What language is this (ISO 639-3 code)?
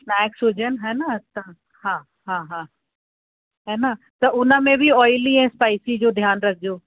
snd